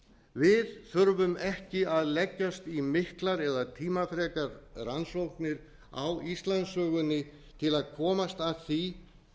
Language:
Icelandic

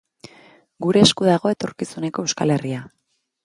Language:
Basque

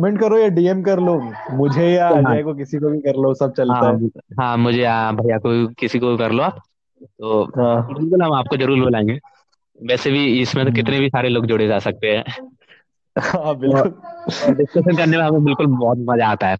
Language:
Hindi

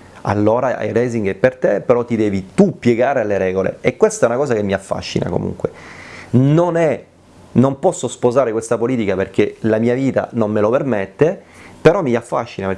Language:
Italian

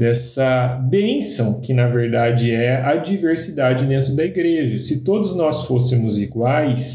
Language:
Portuguese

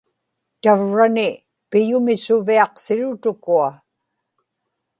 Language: Inupiaq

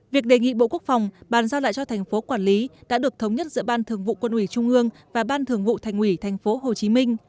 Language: Vietnamese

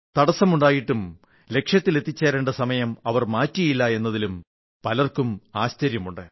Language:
Malayalam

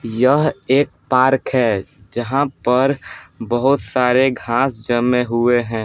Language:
Hindi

